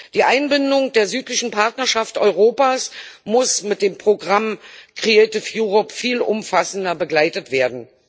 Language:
German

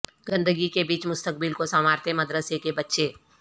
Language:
Urdu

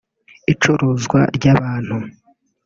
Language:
Kinyarwanda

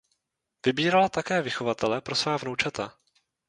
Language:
Czech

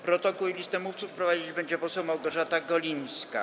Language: Polish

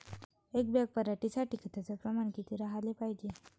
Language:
Marathi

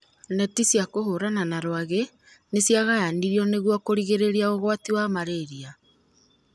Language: Kikuyu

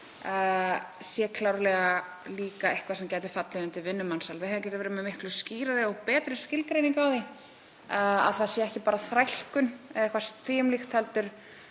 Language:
Icelandic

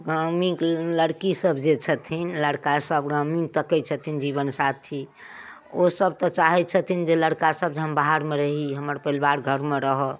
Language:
Maithili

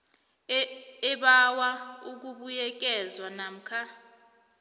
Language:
South Ndebele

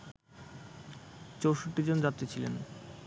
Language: Bangla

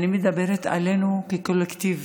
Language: Hebrew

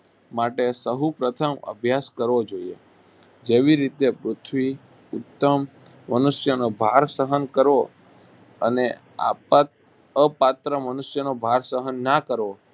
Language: Gujarati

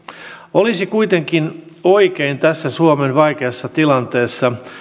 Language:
Finnish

